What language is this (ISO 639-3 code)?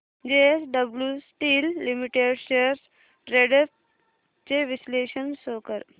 mar